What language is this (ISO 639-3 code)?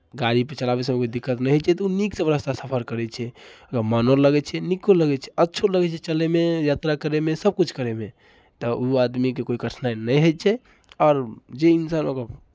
mai